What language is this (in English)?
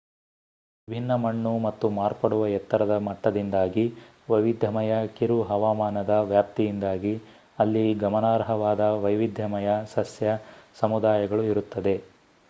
Kannada